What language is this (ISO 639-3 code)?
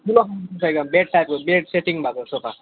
nep